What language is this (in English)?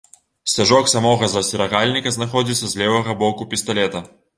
Belarusian